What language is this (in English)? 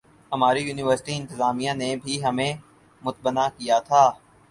Urdu